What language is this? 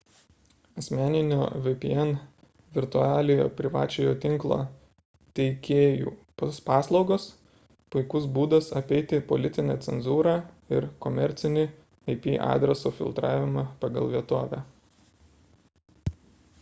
Lithuanian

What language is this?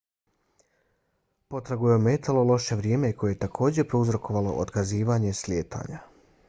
Bosnian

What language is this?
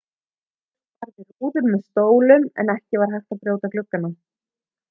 Icelandic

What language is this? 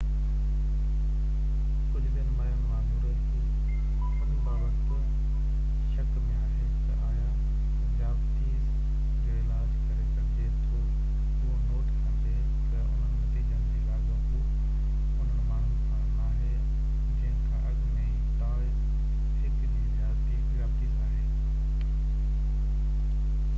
Sindhi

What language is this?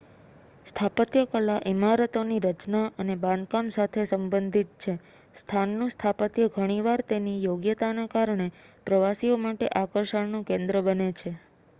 Gujarati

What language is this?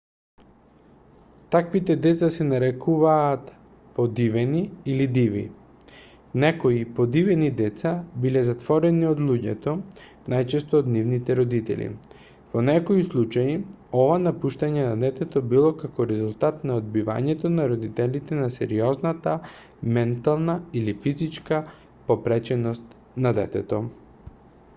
Macedonian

